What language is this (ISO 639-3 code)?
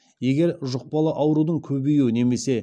kaz